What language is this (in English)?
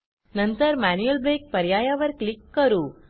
Marathi